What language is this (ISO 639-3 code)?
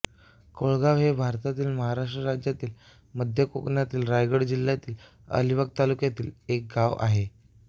mar